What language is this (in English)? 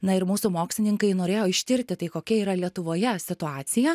Lithuanian